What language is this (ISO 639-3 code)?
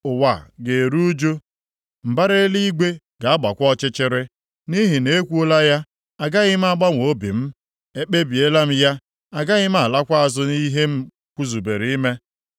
ibo